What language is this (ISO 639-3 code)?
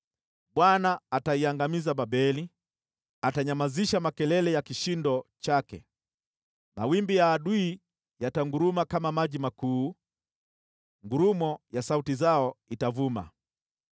swa